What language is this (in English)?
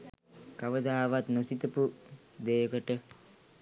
Sinhala